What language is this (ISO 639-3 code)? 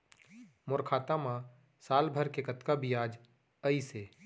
hne